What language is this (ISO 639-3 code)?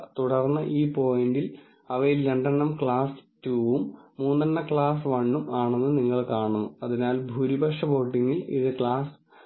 mal